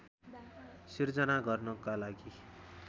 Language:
Nepali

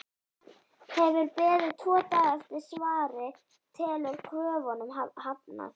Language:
Icelandic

